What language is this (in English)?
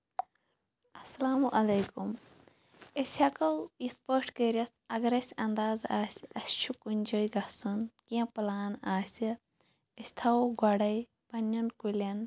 Kashmiri